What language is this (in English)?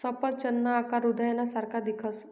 Marathi